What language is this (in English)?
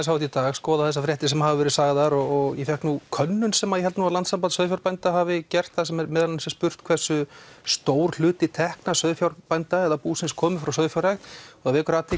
Icelandic